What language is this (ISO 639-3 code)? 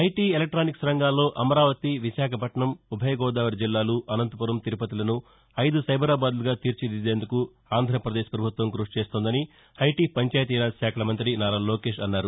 tel